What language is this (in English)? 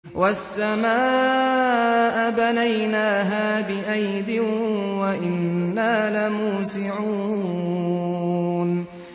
Arabic